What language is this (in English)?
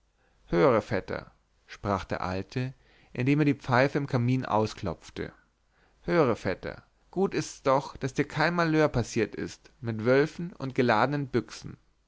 German